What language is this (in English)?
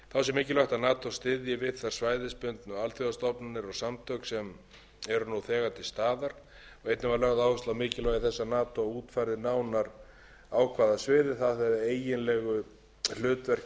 Icelandic